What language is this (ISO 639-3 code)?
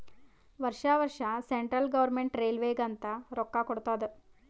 kan